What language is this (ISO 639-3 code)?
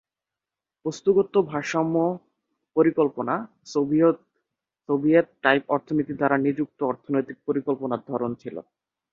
ben